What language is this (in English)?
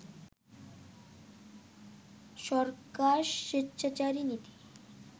Bangla